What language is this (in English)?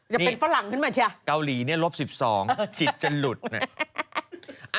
Thai